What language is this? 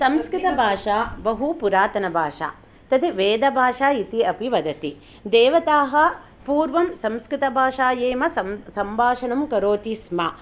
Sanskrit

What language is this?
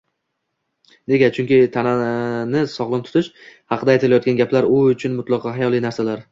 Uzbek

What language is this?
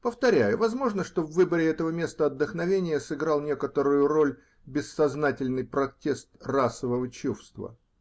Russian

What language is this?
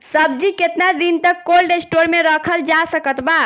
Bhojpuri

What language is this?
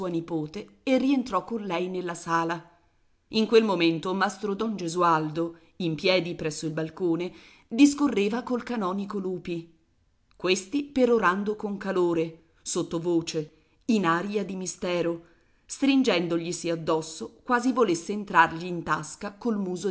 Italian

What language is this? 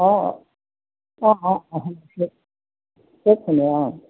Assamese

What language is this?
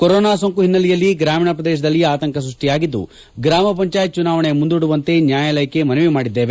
Kannada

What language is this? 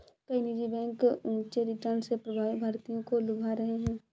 Hindi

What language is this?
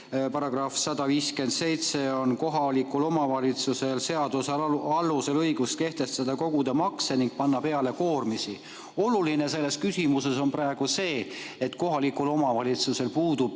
Estonian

